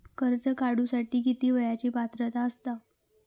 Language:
Marathi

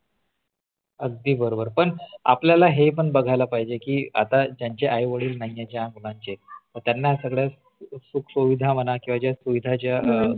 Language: Marathi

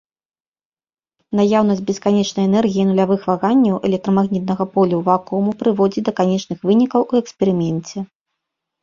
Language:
Belarusian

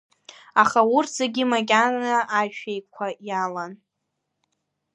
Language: Abkhazian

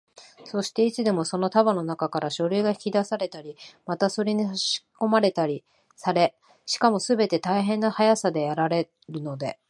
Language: Japanese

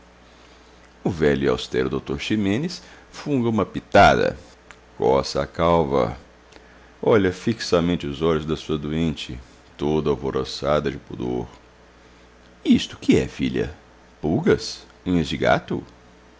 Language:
Portuguese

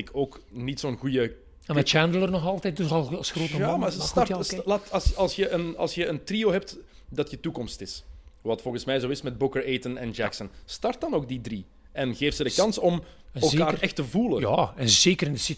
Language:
Dutch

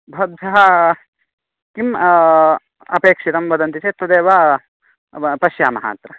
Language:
Sanskrit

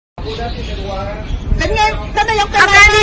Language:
Thai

